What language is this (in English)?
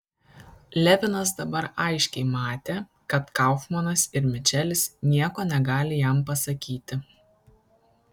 Lithuanian